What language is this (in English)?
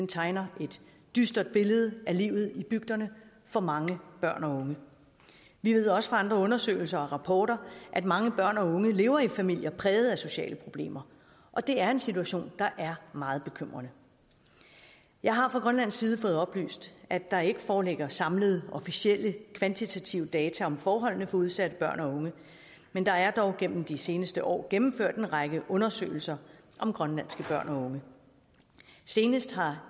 Danish